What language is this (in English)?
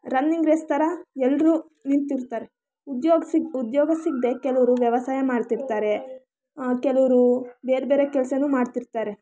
Kannada